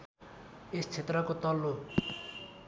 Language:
Nepali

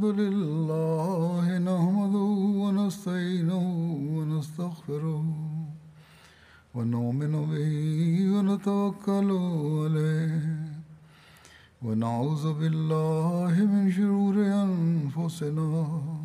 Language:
Turkish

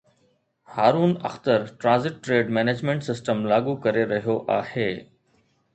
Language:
Sindhi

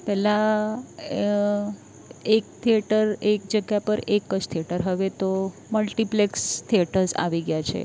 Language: Gujarati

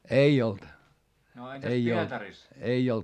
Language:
Finnish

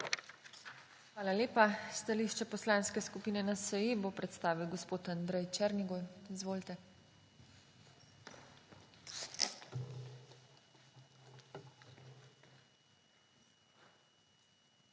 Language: Slovenian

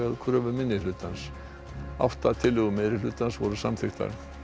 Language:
Icelandic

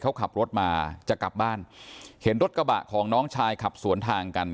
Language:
Thai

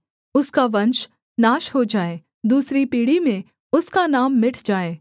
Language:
Hindi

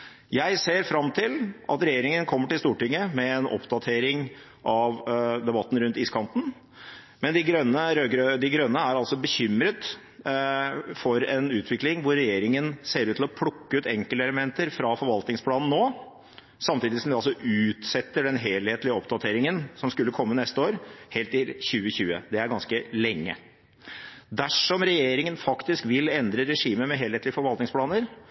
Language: Norwegian Bokmål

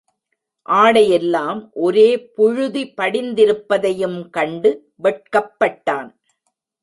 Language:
Tamil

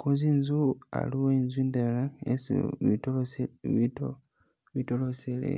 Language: Masaaba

